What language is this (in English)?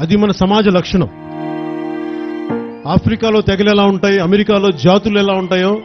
Telugu